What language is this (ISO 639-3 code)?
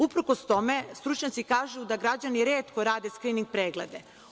srp